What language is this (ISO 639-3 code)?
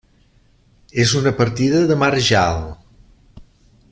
cat